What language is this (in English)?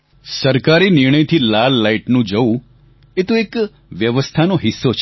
Gujarati